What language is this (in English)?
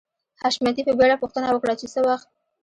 Pashto